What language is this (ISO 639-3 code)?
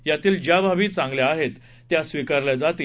mar